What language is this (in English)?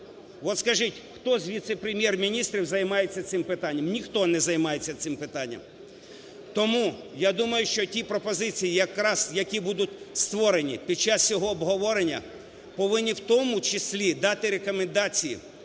Ukrainian